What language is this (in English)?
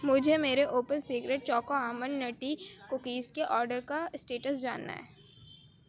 Urdu